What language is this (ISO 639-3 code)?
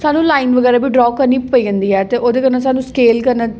doi